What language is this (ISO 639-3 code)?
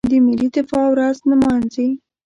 pus